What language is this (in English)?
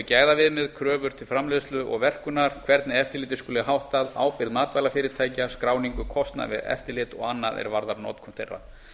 Icelandic